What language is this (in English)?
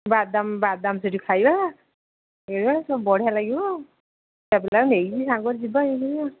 Odia